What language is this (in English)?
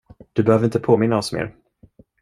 Swedish